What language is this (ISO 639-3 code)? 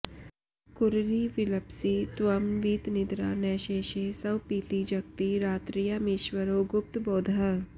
san